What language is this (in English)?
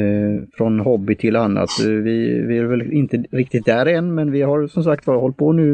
Swedish